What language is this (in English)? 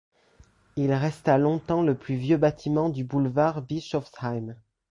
French